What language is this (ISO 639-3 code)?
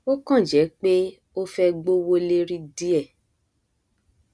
yor